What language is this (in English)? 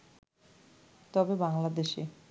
Bangla